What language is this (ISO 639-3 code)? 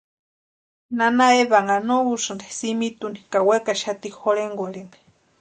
pua